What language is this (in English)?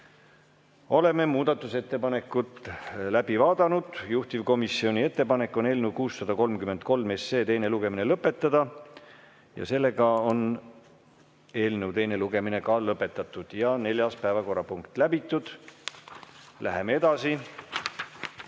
Estonian